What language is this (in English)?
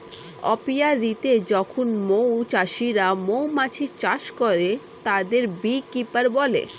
Bangla